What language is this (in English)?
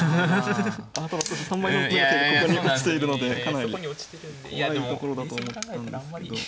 Japanese